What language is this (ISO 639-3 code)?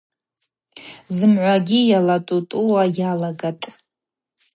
abq